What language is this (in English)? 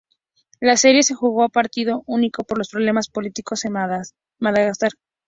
Spanish